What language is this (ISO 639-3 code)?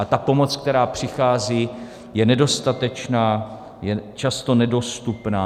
ces